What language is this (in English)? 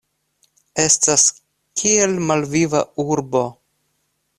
Esperanto